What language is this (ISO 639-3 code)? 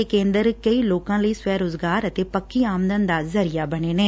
pan